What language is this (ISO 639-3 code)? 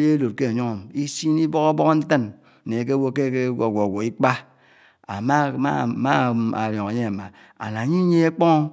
anw